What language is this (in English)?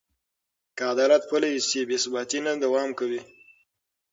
Pashto